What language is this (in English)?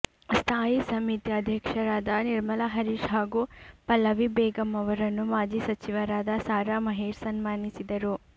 Kannada